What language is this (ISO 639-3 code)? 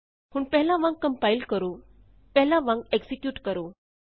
pan